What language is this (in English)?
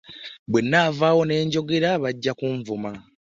Ganda